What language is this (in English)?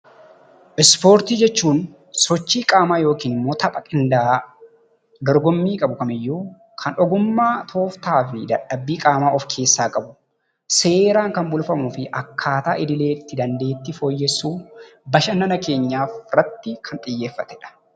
Oromo